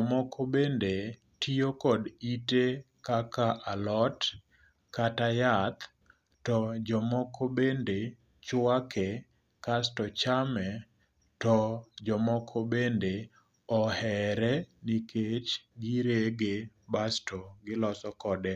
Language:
Luo (Kenya and Tanzania)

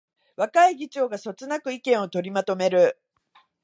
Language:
Japanese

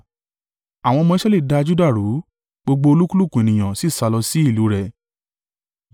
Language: Yoruba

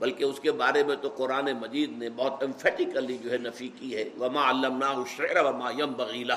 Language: Urdu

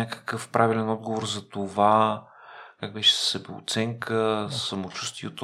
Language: Bulgarian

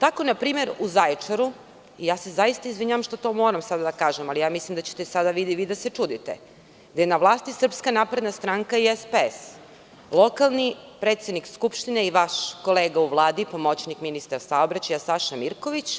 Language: Serbian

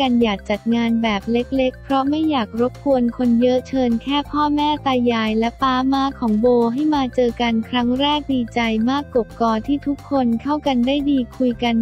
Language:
Thai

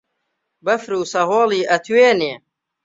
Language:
Central Kurdish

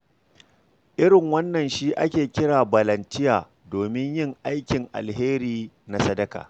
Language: Hausa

